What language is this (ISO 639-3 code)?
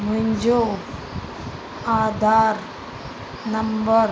snd